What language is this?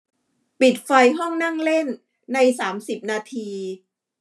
Thai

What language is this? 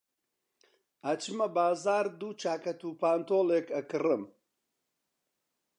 Central Kurdish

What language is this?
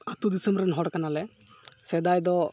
Santali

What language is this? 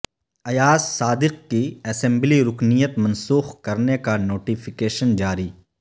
Urdu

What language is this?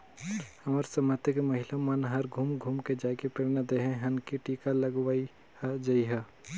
Chhattisgarhi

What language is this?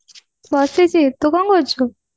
Odia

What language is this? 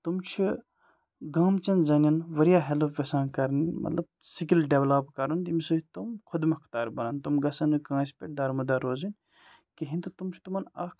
Kashmiri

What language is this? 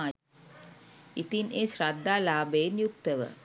Sinhala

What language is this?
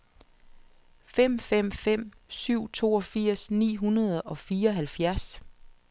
Danish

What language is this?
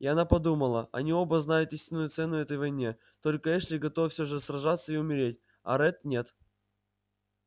Russian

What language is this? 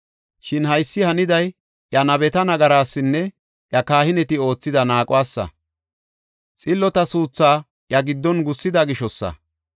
Gofa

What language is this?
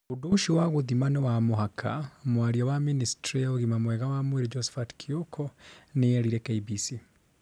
Kikuyu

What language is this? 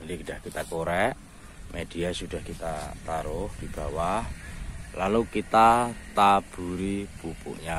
Indonesian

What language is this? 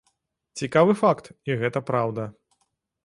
Belarusian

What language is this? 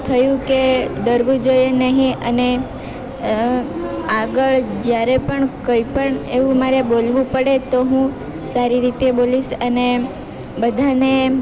Gujarati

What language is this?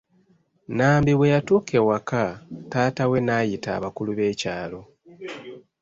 Ganda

